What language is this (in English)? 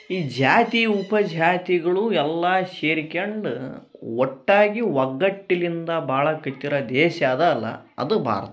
Kannada